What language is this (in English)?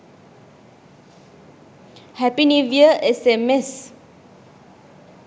Sinhala